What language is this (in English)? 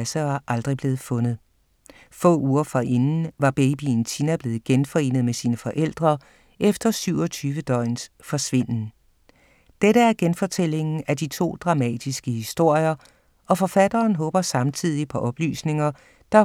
Danish